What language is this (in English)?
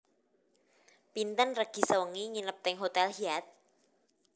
Javanese